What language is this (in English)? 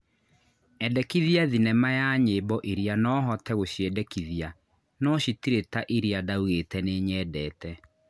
Kikuyu